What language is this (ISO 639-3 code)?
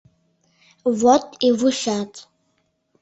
chm